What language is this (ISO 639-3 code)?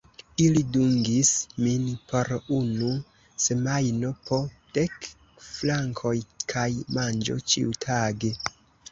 epo